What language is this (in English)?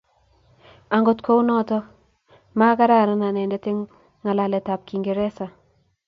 Kalenjin